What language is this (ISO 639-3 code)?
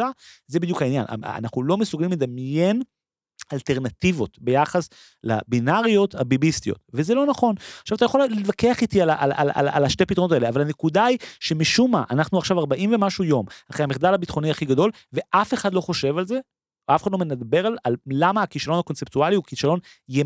heb